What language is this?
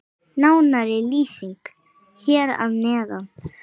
Icelandic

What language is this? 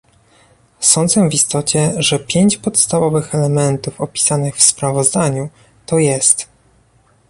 Polish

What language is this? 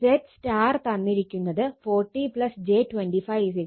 Malayalam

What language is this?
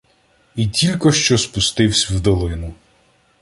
Ukrainian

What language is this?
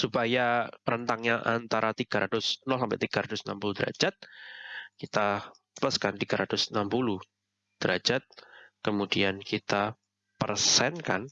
Indonesian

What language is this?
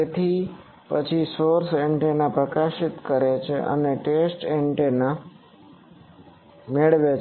Gujarati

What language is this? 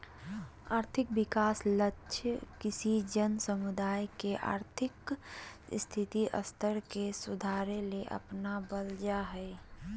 Magahi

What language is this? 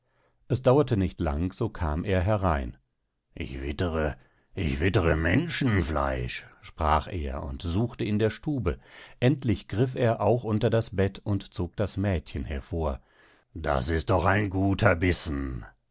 German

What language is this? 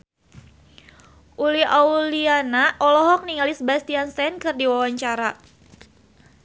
Sundanese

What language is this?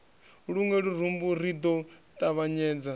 Venda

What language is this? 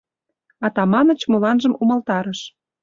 Mari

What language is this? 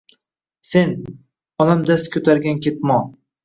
Uzbek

